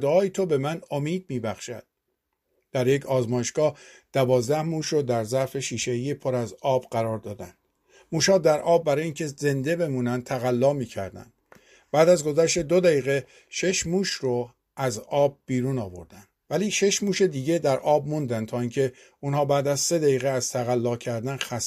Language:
Persian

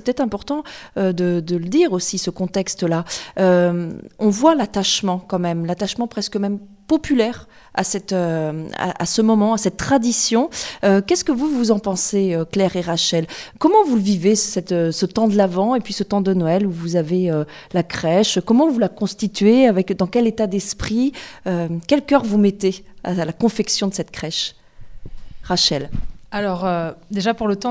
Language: French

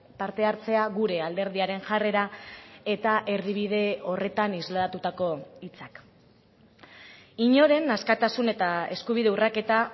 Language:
Basque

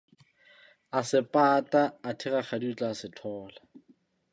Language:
Southern Sotho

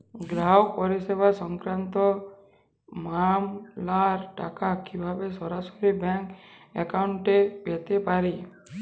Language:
Bangla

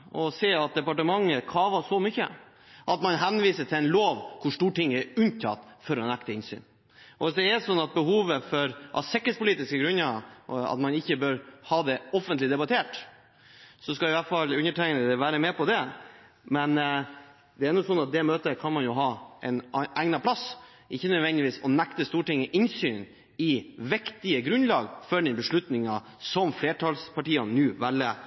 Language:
Norwegian Bokmål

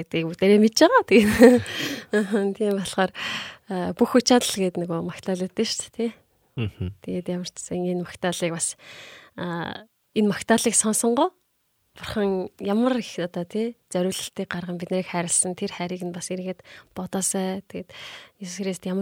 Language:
Korean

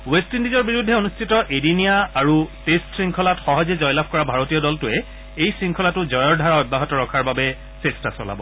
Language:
Assamese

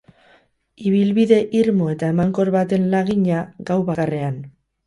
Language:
Basque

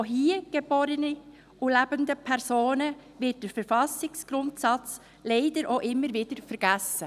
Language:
Swiss German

